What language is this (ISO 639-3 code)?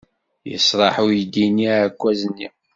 kab